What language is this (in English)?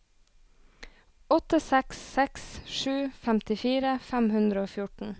Norwegian